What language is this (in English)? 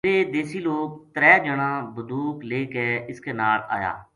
Gujari